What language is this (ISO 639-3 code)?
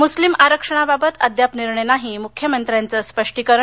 mar